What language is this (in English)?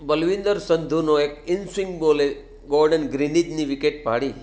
Gujarati